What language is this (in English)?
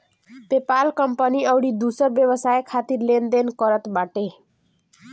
Bhojpuri